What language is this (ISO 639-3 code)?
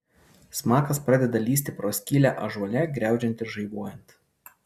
lit